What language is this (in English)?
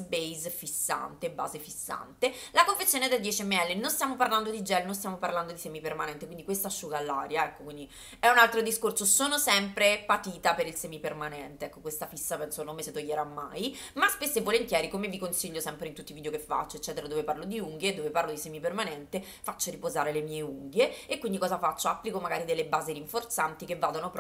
Italian